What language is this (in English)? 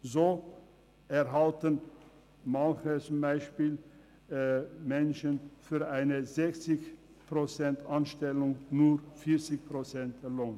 Swiss German